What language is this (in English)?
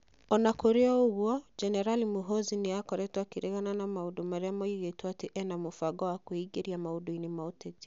Kikuyu